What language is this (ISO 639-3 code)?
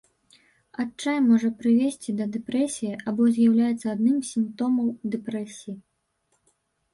bel